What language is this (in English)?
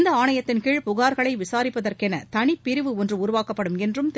Tamil